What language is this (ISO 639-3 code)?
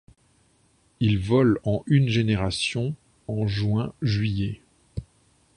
fra